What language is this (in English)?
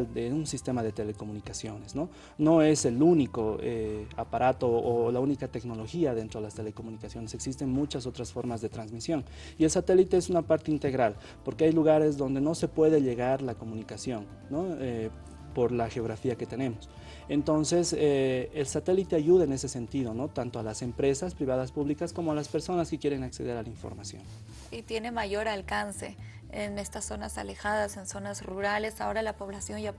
Spanish